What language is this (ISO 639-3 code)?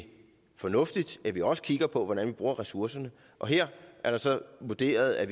dan